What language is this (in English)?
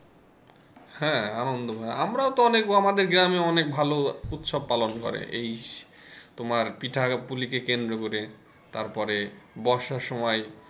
Bangla